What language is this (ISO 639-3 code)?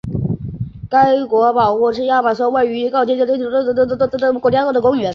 zho